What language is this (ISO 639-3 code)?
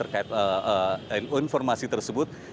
ind